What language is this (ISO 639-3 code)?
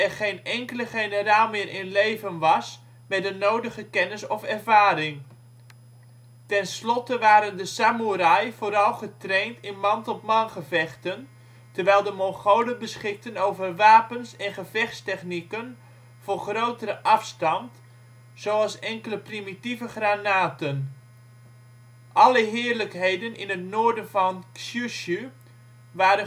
nld